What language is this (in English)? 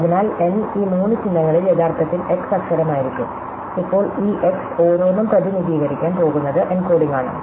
Malayalam